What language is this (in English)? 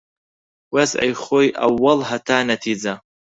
Central Kurdish